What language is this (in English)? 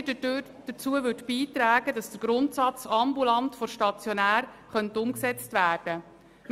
Swiss German